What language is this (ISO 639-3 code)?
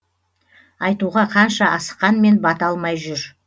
kaz